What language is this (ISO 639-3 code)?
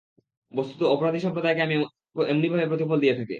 ben